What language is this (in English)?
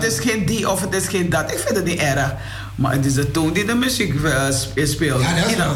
Dutch